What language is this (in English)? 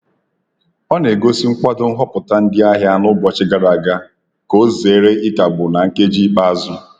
Igbo